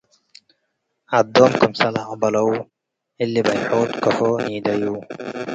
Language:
Tigre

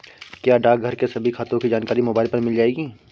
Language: Hindi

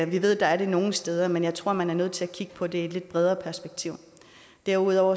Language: Danish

